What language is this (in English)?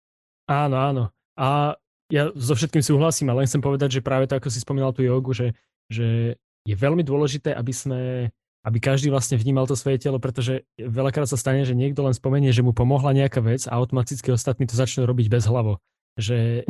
Slovak